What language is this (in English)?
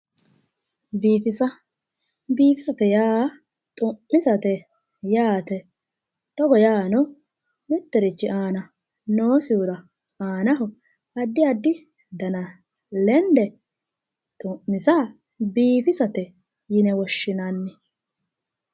Sidamo